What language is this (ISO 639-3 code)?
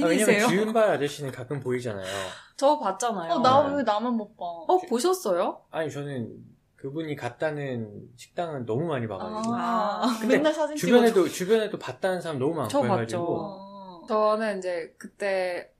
kor